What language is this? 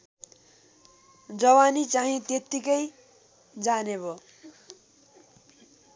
Nepali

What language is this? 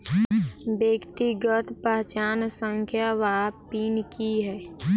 Maithili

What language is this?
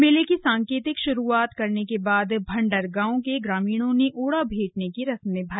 Hindi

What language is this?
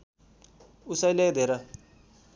Nepali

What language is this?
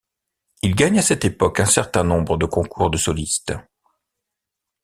French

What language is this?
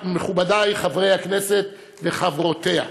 Hebrew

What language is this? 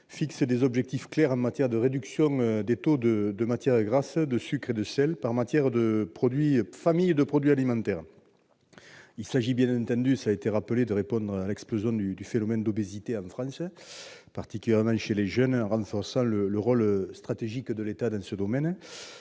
French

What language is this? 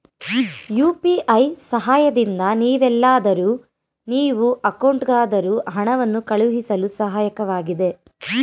Kannada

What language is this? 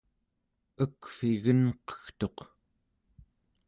Central Yupik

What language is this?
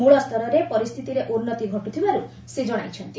Odia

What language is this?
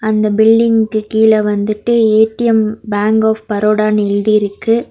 Tamil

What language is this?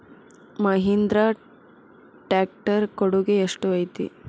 Kannada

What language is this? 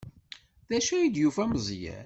Kabyle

